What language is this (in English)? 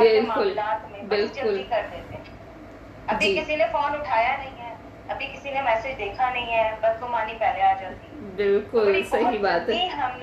Urdu